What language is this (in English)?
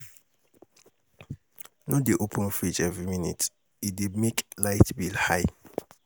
Nigerian Pidgin